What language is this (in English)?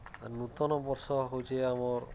Odia